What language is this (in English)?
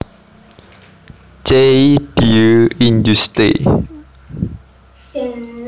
Javanese